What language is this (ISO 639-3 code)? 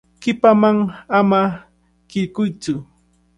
qvl